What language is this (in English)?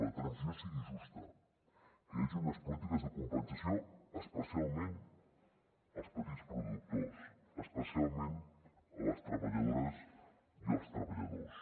Catalan